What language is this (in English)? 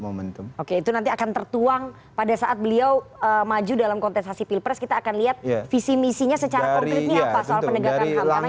Indonesian